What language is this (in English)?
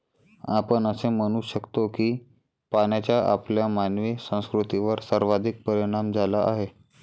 Marathi